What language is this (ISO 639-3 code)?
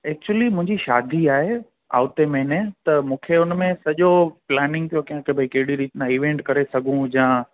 snd